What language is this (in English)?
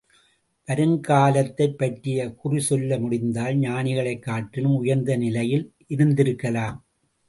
Tamil